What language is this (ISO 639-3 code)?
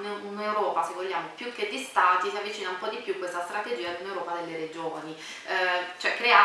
ita